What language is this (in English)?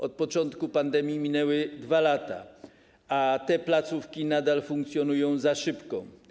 Polish